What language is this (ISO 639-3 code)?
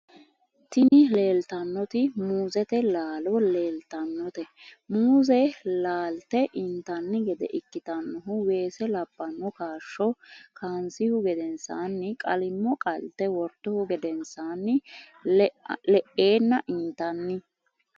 sid